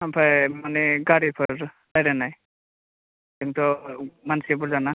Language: Bodo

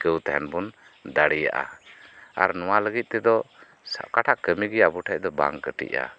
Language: Santali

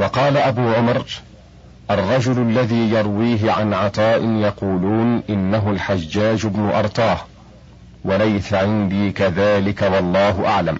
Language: Arabic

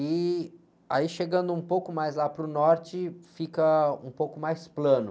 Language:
Portuguese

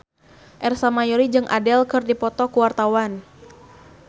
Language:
Sundanese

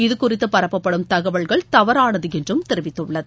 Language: Tamil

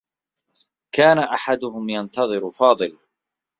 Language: Arabic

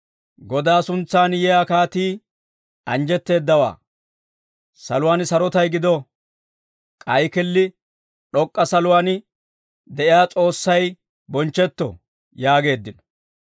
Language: Dawro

